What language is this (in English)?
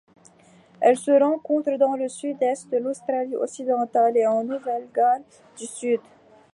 French